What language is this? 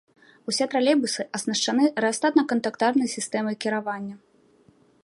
Belarusian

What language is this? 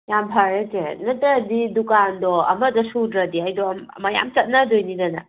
Manipuri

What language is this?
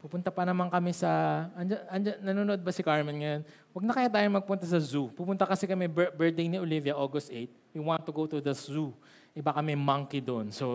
Filipino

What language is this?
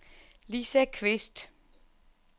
Danish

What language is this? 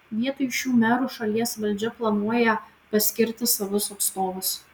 Lithuanian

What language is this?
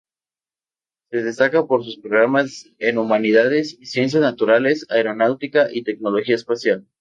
Spanish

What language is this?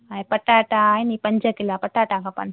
Sindhi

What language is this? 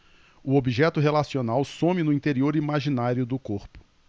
Portuguese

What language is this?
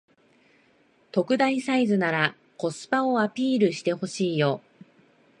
Japanese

